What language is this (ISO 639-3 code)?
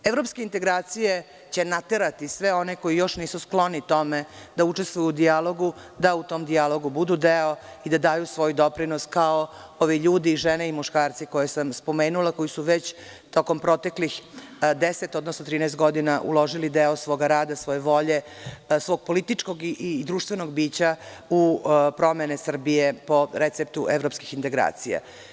srp